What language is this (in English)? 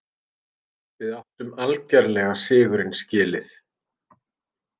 Icelandic